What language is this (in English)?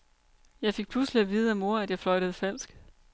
Danish